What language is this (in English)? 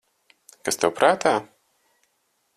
Latvian